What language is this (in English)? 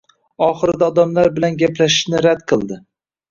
Uzbek